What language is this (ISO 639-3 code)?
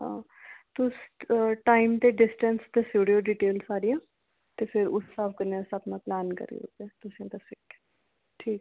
doi